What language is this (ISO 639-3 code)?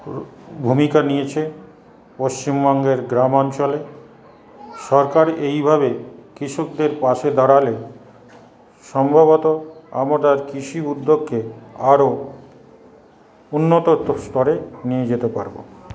ben